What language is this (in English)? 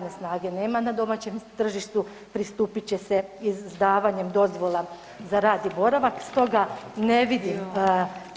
Croatian